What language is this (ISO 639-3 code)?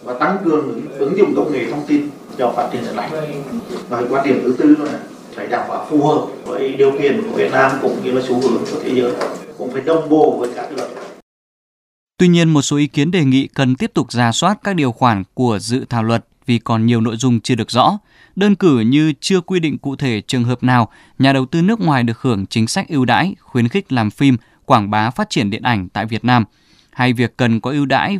vie